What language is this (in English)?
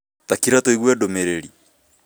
Kikuyu